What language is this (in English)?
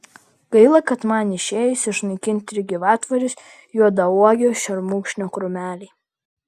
Lithuanian